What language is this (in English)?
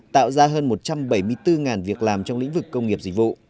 Vietnamese